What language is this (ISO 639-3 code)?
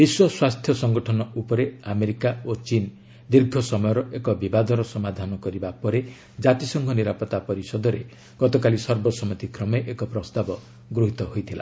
ori